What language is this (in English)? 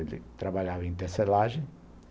Portuguese